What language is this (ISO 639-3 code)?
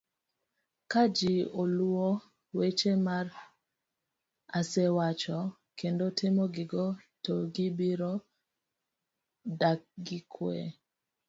luo